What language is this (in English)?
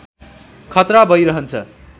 Nepali